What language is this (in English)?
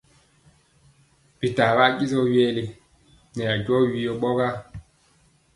Mpiemo